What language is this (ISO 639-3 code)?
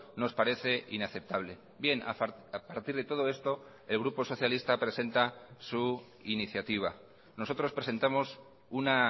spa